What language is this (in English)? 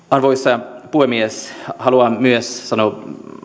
Finnish